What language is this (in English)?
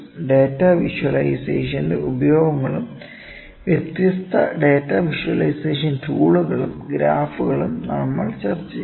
Malayalam